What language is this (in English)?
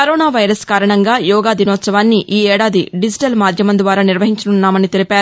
Telugu